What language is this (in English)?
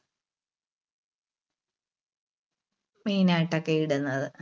Malayalam